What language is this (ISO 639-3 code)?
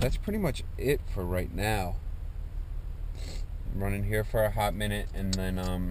eng